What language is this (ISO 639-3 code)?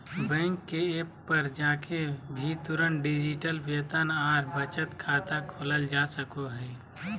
mag